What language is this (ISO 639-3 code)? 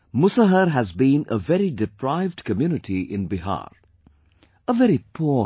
eng